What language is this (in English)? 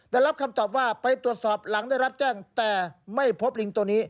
Thai